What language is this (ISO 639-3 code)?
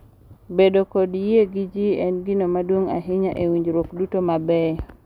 luo